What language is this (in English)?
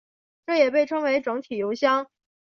Chinese